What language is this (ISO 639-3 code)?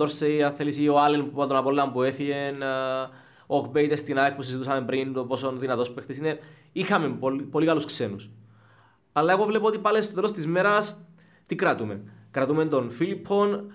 ell